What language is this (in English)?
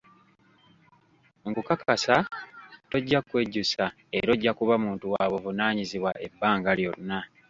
Ganda